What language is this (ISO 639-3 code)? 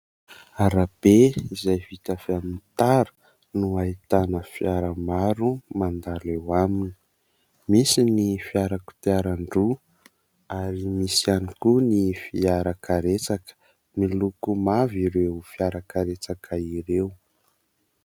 mlg